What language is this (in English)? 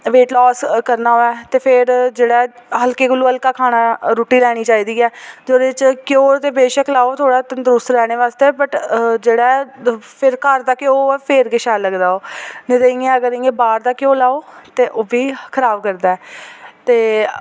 Dogri